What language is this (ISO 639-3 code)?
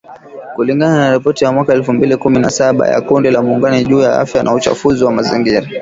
swa